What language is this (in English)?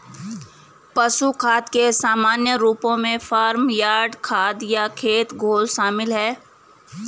Hindi